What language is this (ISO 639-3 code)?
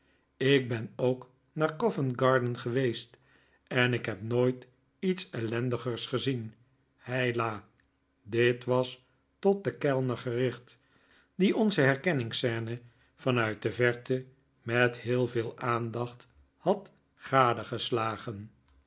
nld